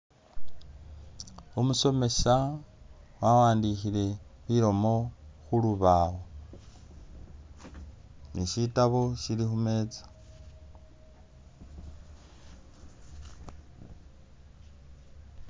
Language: Masaaba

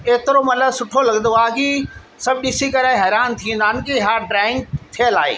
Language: Sindhi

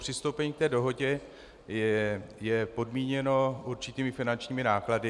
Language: Czech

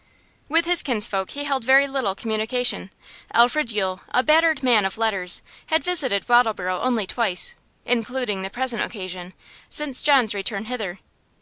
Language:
English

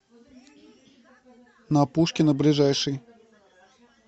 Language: Russian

